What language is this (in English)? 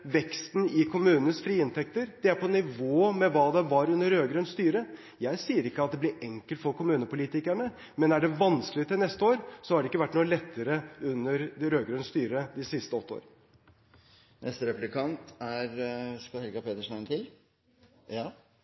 Norwegian Bokmål